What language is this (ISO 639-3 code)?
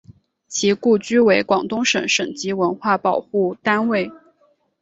zho